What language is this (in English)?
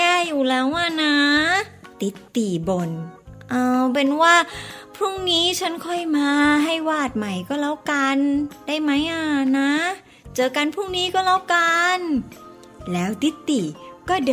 Thai